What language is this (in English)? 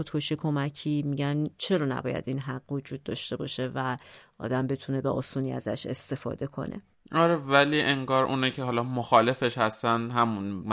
Persian